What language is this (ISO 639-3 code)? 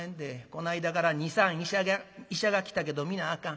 jpn